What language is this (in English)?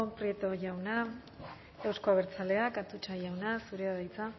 Basque